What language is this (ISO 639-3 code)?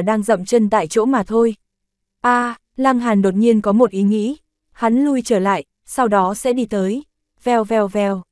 vie